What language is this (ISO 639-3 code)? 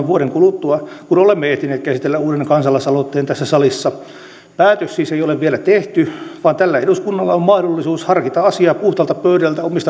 fin